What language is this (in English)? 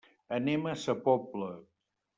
Catalan